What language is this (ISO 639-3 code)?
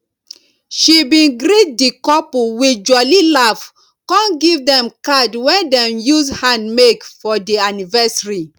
pcm